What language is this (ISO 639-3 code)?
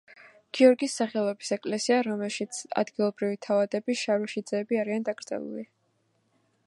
kat